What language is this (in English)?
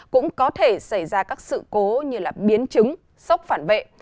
Vietnamese